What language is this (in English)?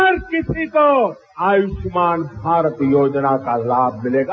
Hindi